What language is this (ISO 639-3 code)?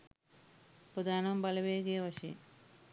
sin